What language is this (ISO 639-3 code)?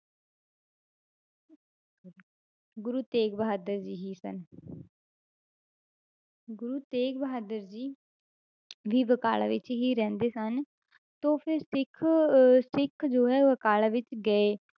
pan